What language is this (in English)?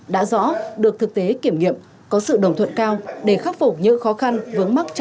Vietnamese